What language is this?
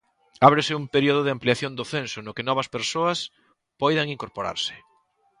Galician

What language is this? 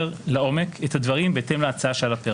Hebrew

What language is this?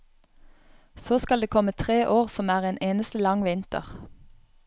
Norwegian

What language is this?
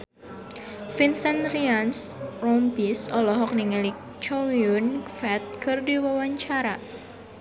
Sundanese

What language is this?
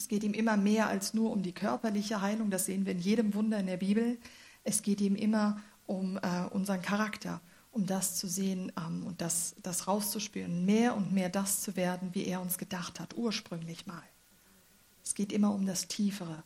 German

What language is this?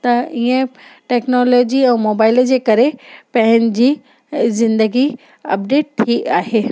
Sindhi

